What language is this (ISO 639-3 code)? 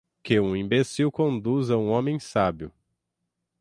por